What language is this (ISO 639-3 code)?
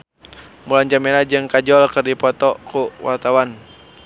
sun